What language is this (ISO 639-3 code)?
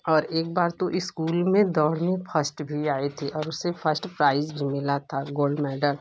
hin